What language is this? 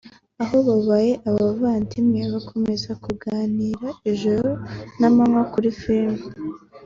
Kinyarwanda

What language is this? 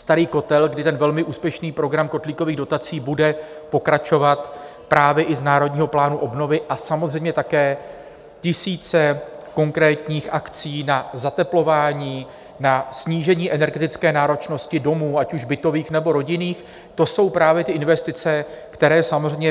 Czech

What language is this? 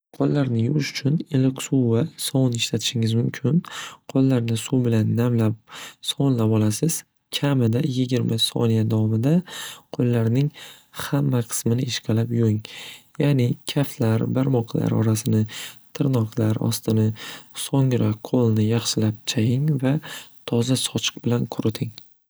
Uzbek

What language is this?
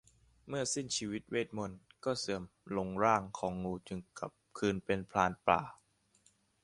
Thai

